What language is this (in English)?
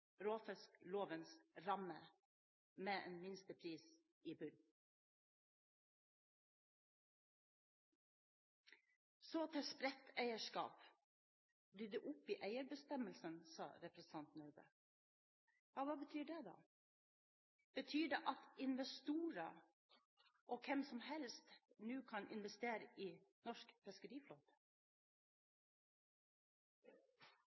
Norwegian Bokmål